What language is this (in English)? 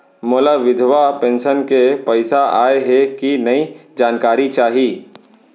Chhattisgarhi